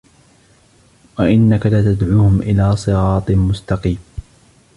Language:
Arabic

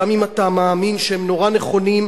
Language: Hebrew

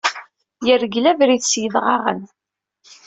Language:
Kabyle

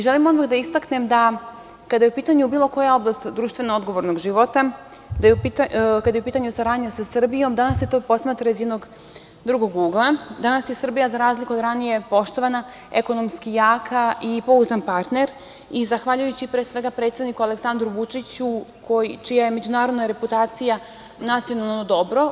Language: Serbian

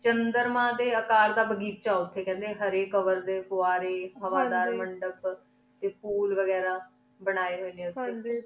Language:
Punjabi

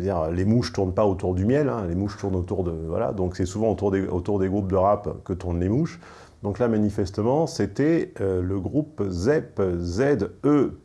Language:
French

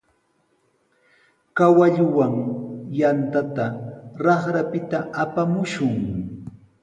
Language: Sihuas Ancash Quechua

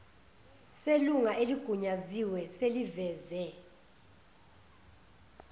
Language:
Zulu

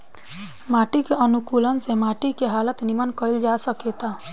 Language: Bhojpuri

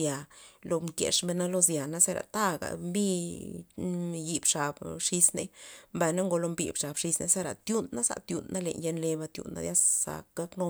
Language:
Loxicha Zapotec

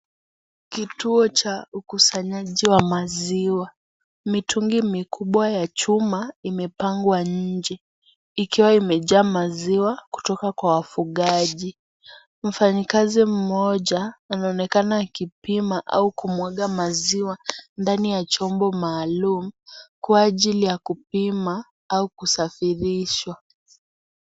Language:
Swahili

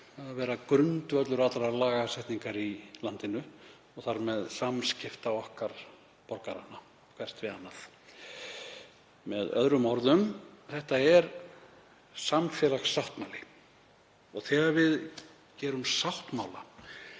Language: Icelandic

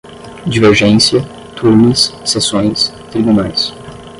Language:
Portuguese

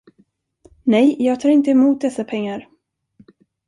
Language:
Swedish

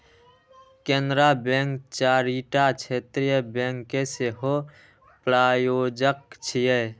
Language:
Maithili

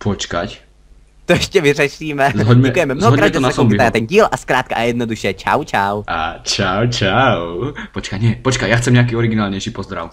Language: Czech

